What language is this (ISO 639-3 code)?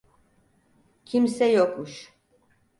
tur